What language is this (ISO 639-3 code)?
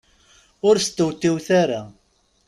kab